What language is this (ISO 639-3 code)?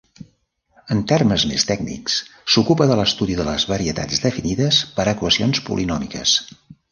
cat